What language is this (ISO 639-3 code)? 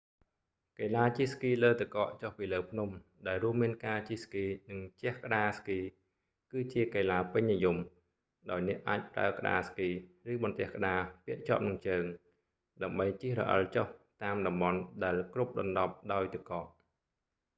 khm